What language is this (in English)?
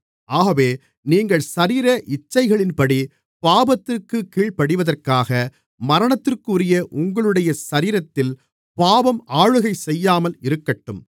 Tamil